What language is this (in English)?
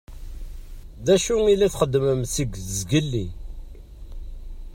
Kabyle